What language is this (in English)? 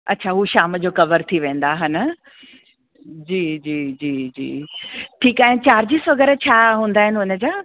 Sindhi